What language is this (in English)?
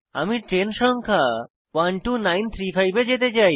Bangla